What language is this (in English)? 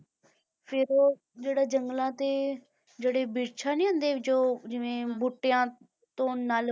Punjabi